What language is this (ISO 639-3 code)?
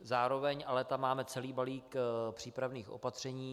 ces